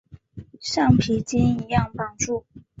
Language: Chinese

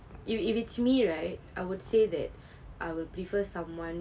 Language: English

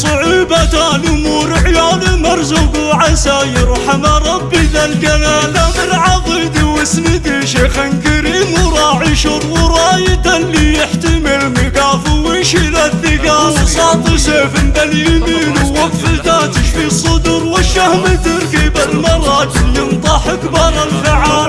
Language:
Arabic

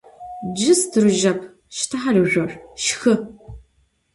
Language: Adyghe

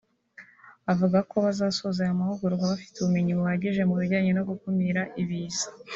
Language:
Kinyarwanda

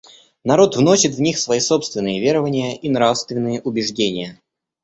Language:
Russian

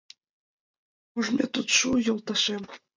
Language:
Mari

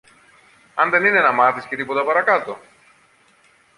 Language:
Greek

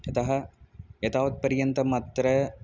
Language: Sanskrit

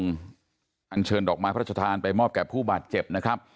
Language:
Thai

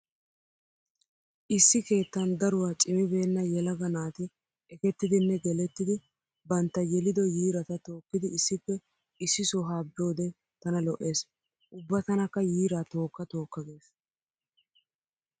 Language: Wolaytta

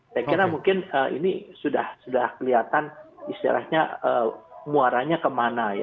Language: Indonesian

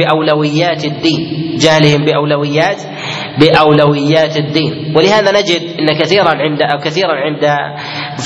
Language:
Arabic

